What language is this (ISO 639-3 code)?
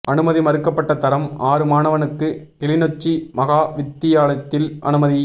tam